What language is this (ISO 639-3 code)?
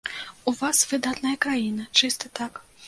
bel